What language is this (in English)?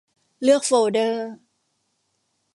Thai